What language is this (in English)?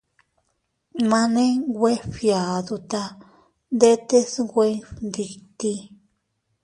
Teutila Cuicatec